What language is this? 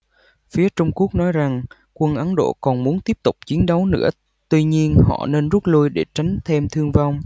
Vietnamese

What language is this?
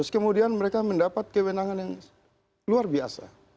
Indonesian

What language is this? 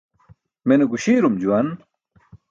Burushaski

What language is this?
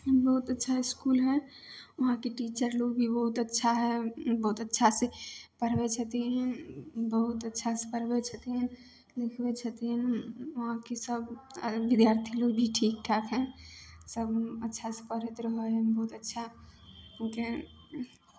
Maithili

